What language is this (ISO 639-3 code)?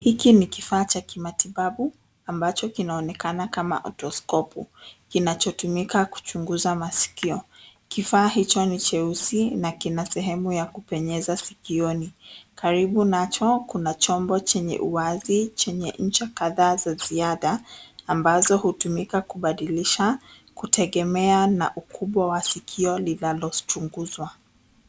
swa